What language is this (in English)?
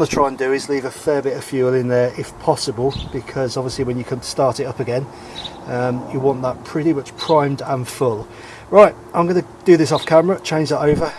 English